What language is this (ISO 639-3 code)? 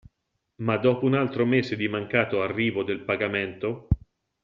ita